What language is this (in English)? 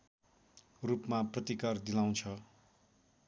Nepali